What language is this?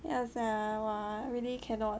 English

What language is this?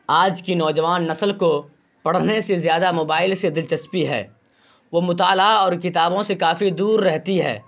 Urdu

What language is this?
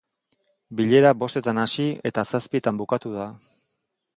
Basque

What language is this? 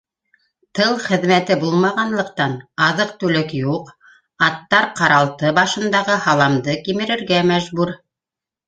Bashkir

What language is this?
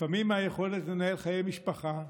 Hebrew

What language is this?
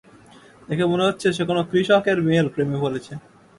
Bangla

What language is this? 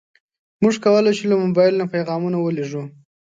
Pashto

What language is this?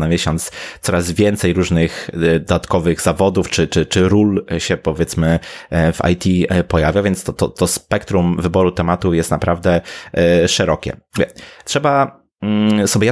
Polish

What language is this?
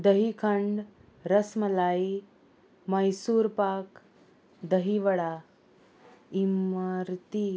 Konkani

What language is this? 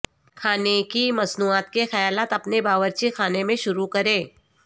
Urdu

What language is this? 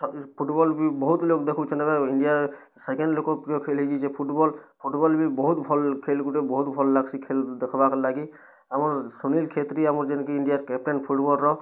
Odia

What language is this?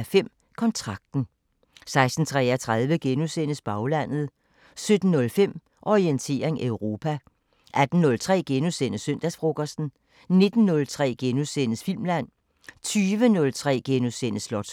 Danish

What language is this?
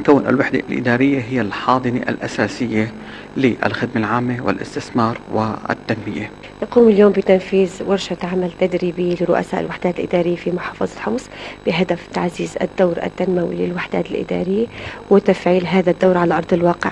Arabic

